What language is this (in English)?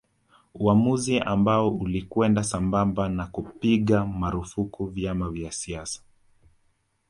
Swahili